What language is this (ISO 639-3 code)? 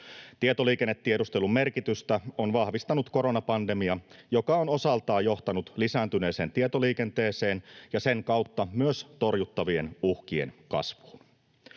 fin